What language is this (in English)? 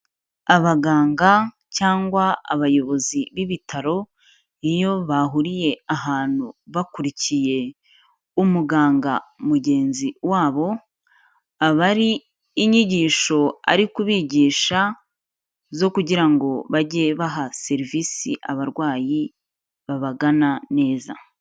Kinyarwanda